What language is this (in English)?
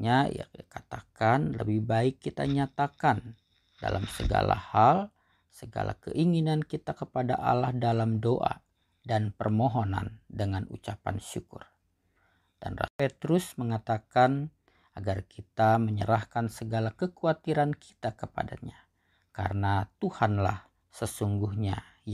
Indonesian